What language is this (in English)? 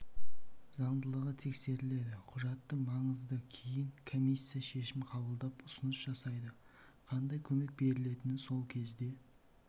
Kazakh